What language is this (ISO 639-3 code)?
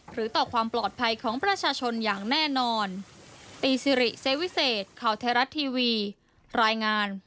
tha